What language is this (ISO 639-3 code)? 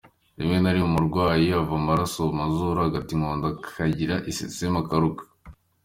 kin